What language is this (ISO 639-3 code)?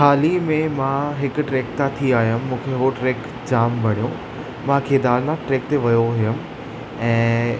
snd